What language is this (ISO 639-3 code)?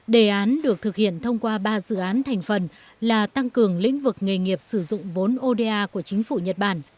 vie